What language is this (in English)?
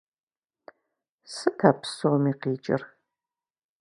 Kabardian